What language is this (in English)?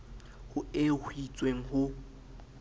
Southern Sotho